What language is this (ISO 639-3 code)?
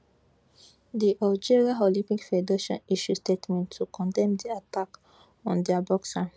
pcm